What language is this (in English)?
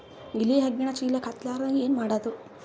Kannada